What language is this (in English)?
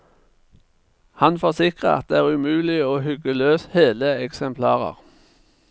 Norwegian